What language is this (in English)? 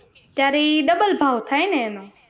Gujarati